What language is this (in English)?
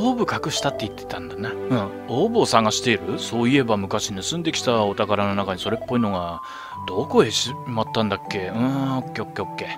Japanese